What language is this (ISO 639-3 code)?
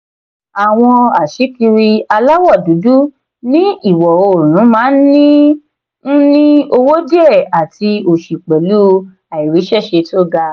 yor